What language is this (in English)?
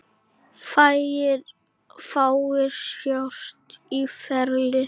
Icelandic